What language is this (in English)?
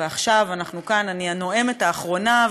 Hebrew